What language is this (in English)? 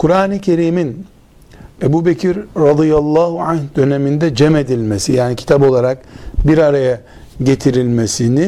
Turkish